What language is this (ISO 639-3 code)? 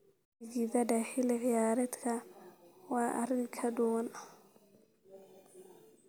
som